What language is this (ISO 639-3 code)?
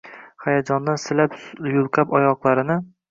uzb